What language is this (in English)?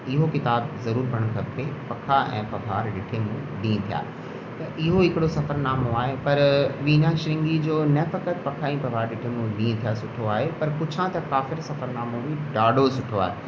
Sindhi